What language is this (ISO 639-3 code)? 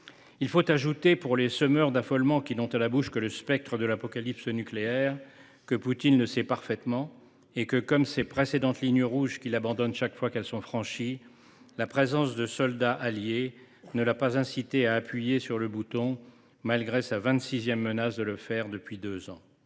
fra